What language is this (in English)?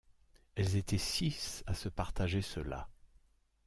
French